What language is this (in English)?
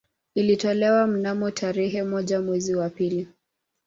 Swahili